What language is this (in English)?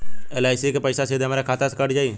Bhojpuri